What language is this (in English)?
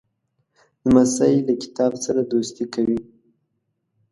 Pashto